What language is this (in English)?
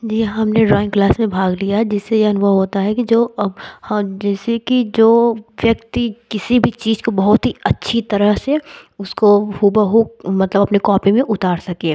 Hindi